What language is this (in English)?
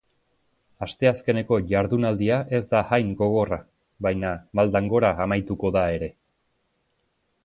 Basque